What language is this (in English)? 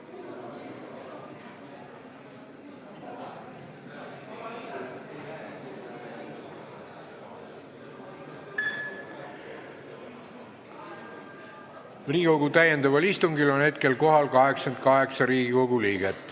Estonian